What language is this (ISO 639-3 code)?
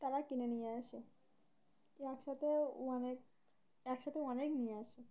ben